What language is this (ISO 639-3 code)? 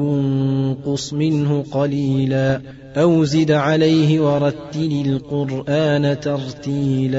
ara